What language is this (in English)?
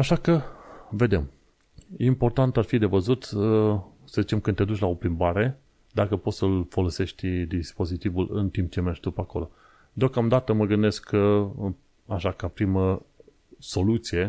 Romanian